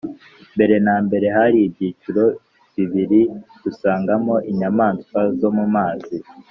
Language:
Kinyarwanda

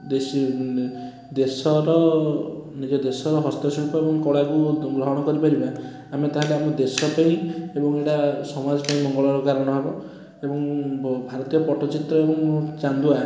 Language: Odia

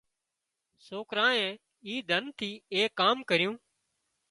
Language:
Wadiyara Koli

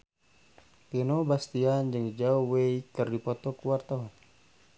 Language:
Sundanese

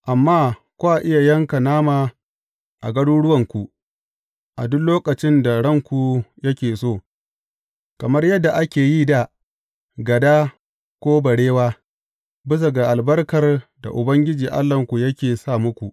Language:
Hausa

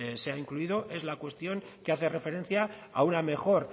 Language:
Spanish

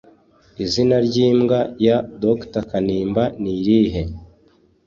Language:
Kinyarwanda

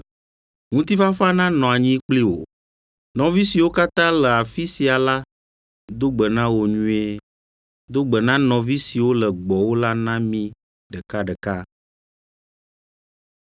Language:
Ewe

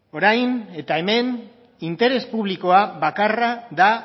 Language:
Basque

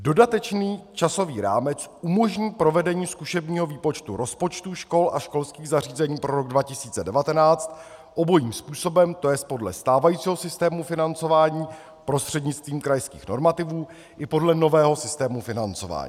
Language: Czech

